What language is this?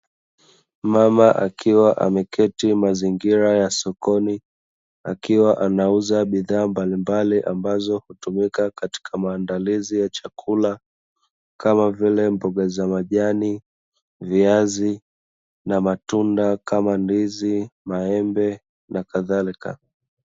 Swahili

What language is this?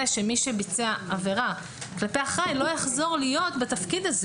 Hebrew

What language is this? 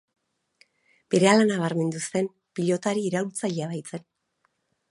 Basque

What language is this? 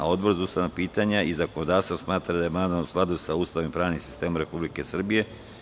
Serbian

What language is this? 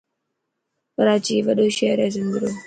Dhatki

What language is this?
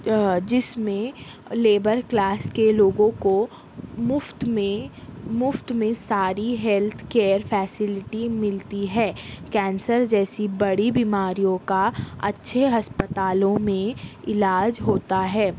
Urdu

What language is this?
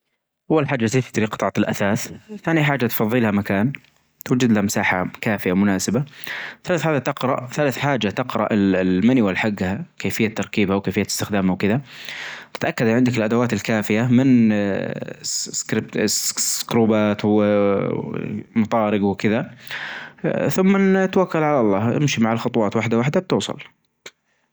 Najdi Arabic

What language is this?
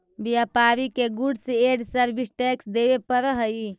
Magahi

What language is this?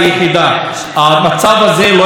Hebrew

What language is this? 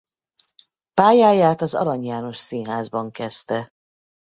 Hungarian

